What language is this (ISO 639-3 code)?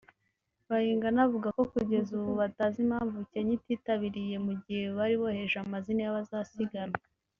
kin